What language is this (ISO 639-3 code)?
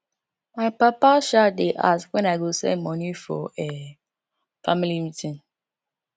pcm